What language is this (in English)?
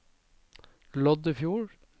Norwegian